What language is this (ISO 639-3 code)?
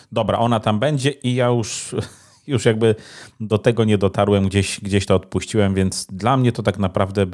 pol